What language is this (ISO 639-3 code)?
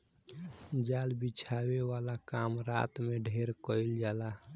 bho